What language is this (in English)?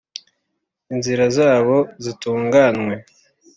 Kinyarwanda